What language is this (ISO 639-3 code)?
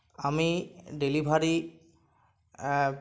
ben